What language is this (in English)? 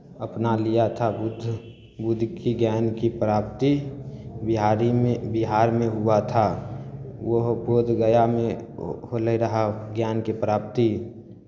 Maithili